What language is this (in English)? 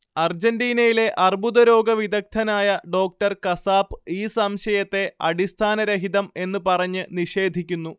Malayalam